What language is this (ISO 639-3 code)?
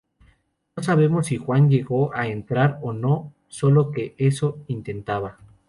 spa